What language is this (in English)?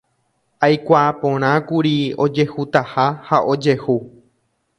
Guarani